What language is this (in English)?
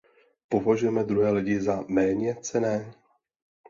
Czech